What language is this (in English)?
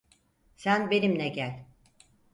Turkish